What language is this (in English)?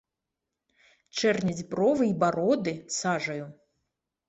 Belarusian